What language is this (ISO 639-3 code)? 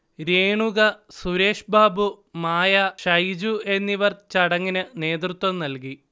mal